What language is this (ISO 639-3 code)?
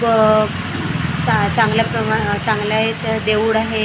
mar